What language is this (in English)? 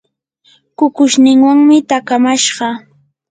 Yanahuanca Pasco Quechua